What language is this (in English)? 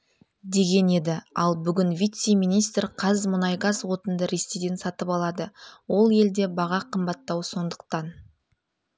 Kazakh